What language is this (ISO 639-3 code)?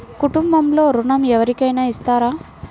tel